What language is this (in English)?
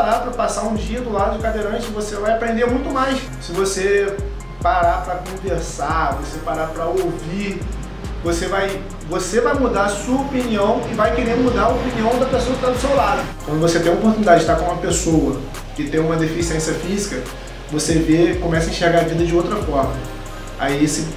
Portuguese